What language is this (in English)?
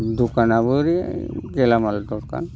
Bodo